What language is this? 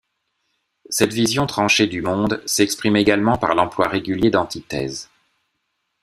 French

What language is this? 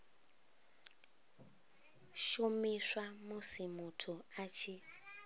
Venda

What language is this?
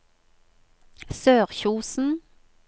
Norwegian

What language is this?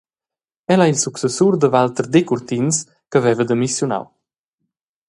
Romansh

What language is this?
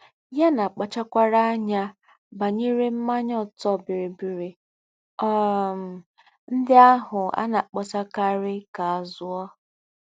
Igbo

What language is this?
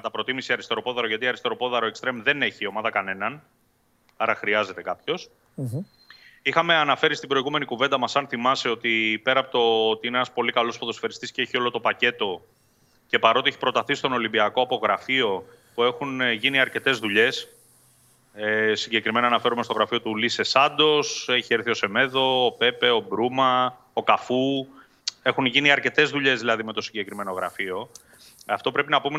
Greek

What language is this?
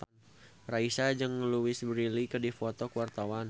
Sundanese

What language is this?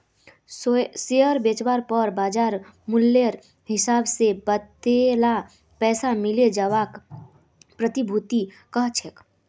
Magahi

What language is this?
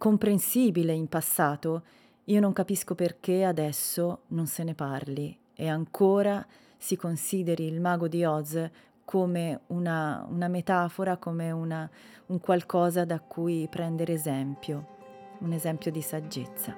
Italian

